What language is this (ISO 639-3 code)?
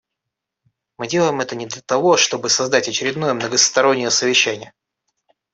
rus